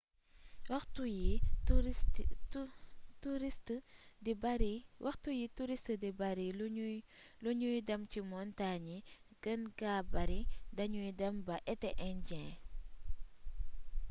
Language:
Wolof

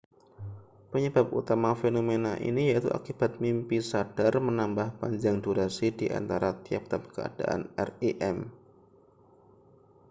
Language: Indonesian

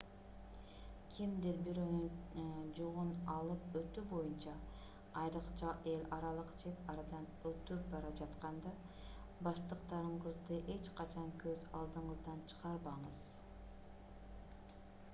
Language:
Kyrgyz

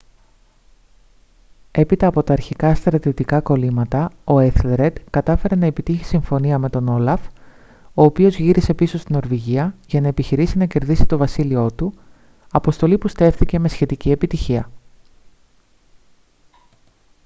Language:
Greek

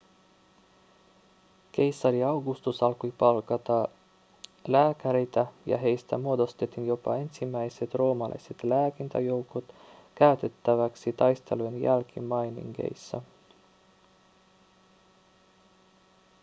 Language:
Finnish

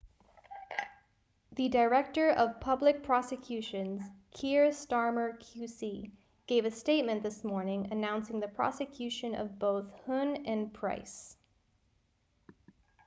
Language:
English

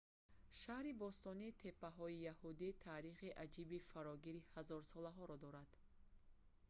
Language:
Tajik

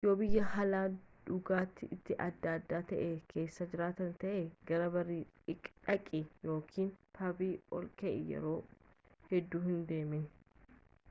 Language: Oromo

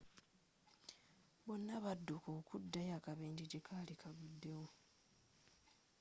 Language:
Ganda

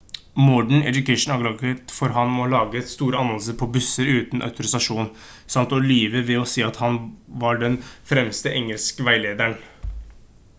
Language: Norwegian Bokmål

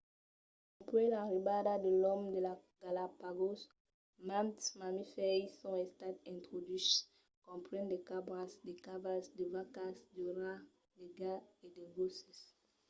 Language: Occitan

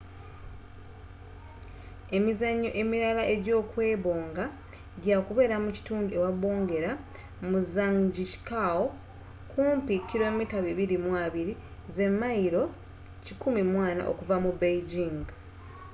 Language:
Ganda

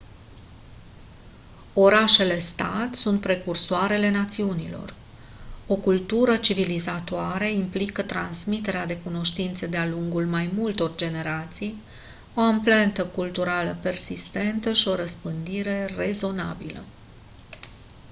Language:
Romanian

